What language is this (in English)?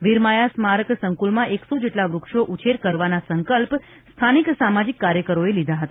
Gujarati